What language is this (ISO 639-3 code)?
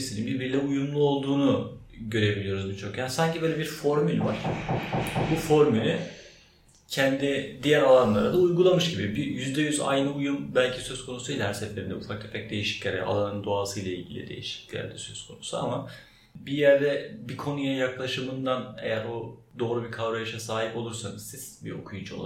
tur